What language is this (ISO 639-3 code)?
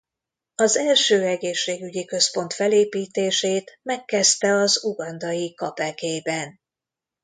hun